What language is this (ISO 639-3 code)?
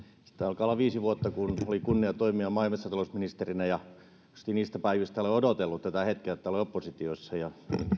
fin